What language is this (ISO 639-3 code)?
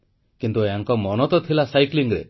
ori